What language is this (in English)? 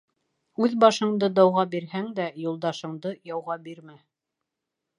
Bashkir